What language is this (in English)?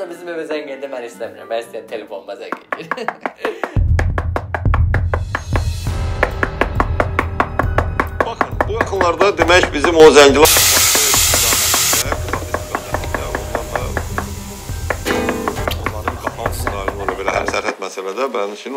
Turkish